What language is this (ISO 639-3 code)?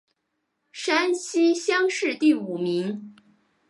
zho